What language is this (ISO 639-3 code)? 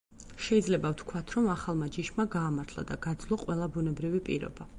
kat